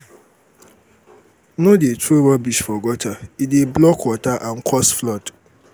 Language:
Nigerian Pidgin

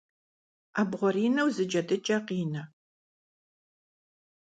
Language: Kabardian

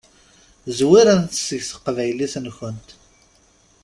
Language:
Kabyle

